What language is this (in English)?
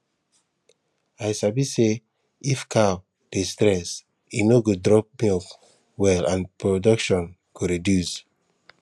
Nigerian Pidgin